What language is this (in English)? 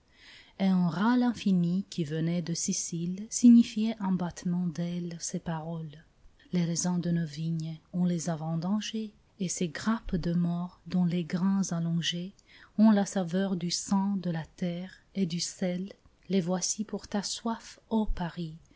French